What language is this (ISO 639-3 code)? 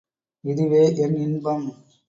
tam